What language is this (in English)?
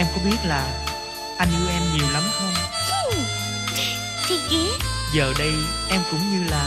Vietnamese